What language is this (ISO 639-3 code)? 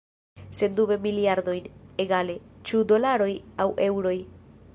epo